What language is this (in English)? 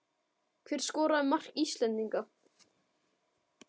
Icelandic